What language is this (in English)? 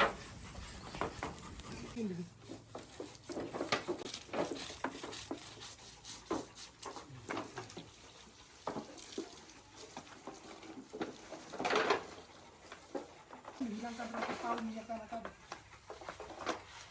Indonesian